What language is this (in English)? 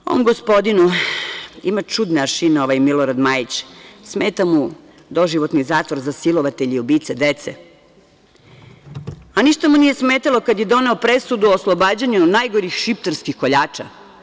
Serbian